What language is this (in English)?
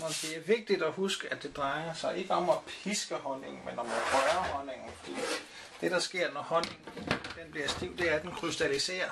Danish